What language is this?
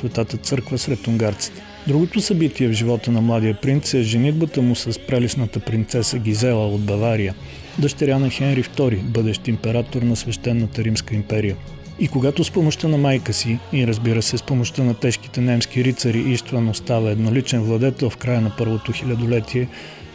Bulgarian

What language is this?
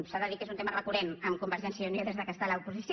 Catalan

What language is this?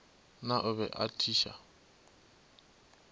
Northern Sotho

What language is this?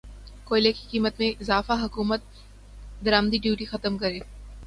Urdu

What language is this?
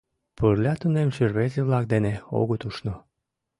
Mari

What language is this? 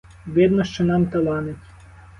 Ukrainian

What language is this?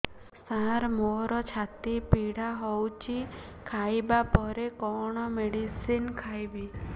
Odia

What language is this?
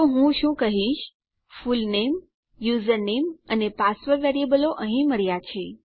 Gujarati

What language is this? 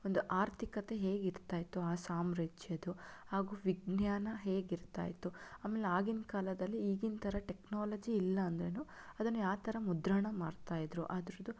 Kannada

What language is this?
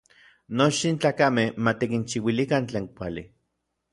Orizaba Nahuatl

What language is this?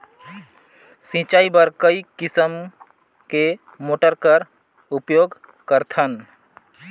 Chhattisgarhi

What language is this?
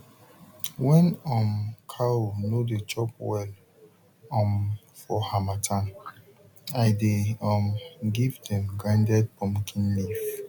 Nigerian Pidgin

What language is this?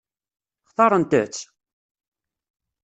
Kabyle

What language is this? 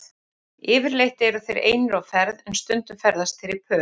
Icelandic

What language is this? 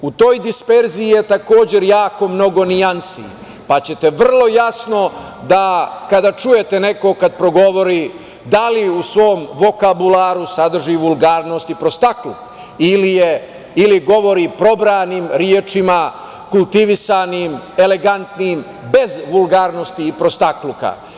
Serbian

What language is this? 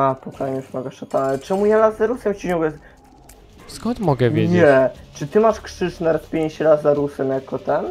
Polish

